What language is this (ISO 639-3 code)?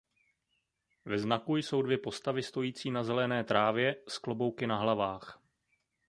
ces